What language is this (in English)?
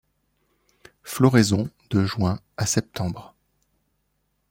French